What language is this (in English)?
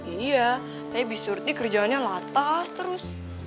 Indonesian